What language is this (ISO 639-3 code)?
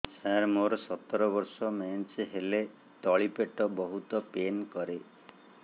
ori